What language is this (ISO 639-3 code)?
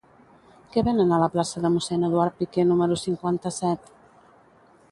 cat